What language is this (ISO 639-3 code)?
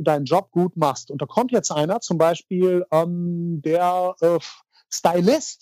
deu